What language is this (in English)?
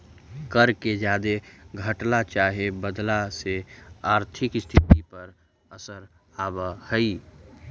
Magahi